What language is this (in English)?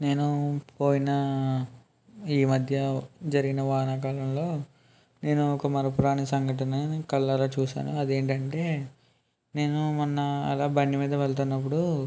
Telugu